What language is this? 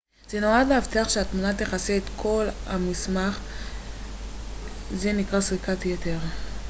Hebrew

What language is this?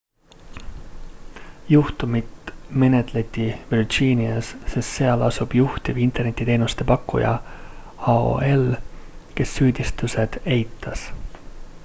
Estonian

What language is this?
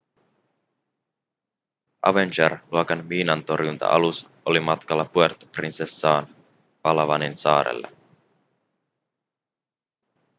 Finnish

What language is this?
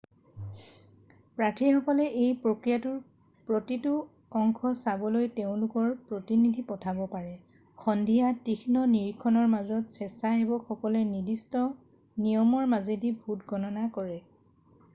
Assamese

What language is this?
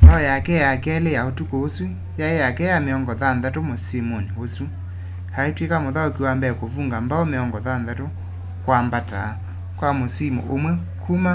Kamba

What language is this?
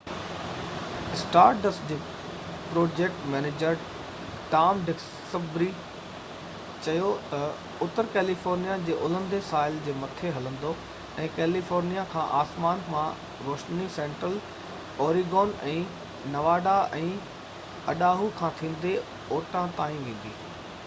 Sindhi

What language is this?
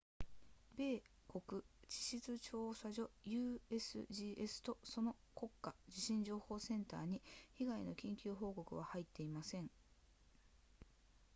Japanese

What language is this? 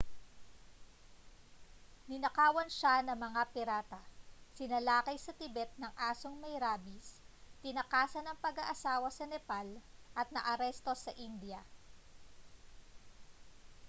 Filipino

